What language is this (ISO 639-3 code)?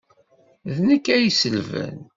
kab